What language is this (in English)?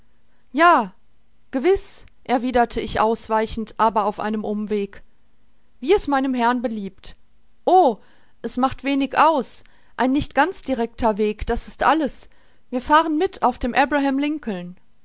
German